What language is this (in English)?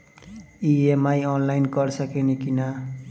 Bhojpuri